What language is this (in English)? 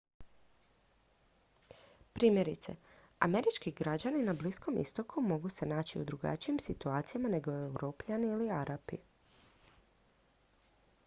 Croatian